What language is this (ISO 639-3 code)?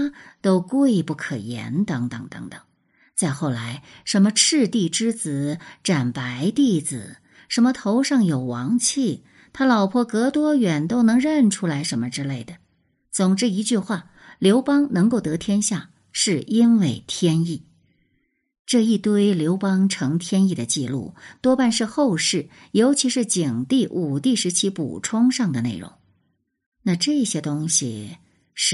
zho